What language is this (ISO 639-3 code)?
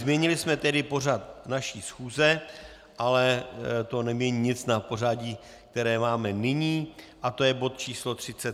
ces